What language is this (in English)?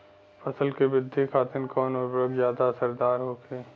Bhojpuri